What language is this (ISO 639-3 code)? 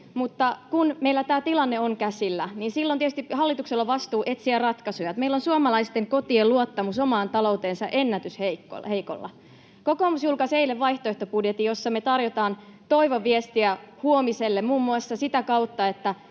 fin